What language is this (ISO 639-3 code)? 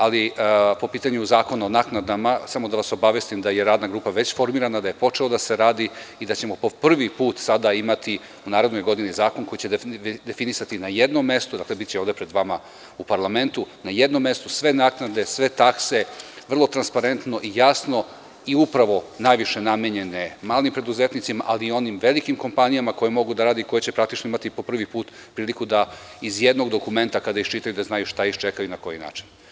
srp